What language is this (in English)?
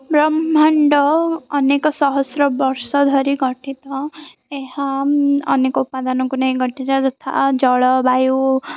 Odia